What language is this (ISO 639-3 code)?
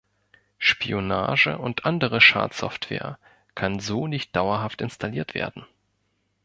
deu